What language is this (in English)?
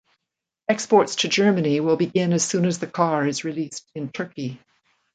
English